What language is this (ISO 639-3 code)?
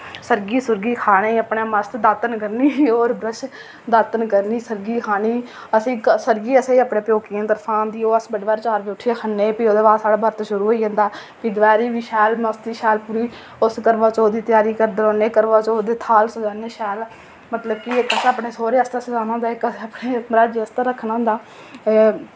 doi